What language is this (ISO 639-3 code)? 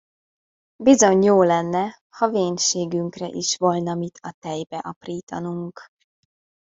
hun